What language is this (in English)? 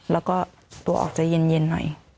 Thai